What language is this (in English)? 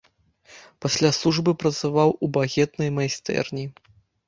Belarusian